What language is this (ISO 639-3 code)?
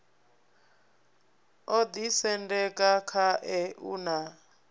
ven